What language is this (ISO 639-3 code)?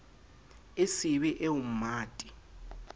sot